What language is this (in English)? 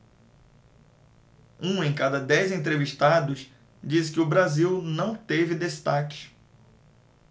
Portuguese